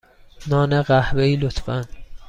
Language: Persian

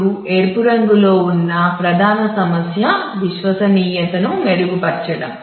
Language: Telugu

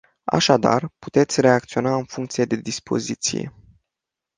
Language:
Romanian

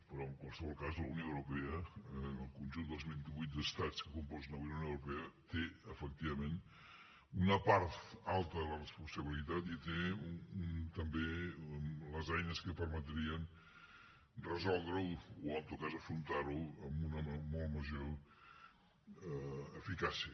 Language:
Catalan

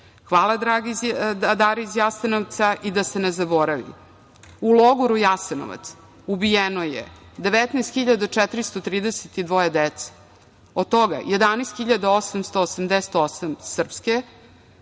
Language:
Serbian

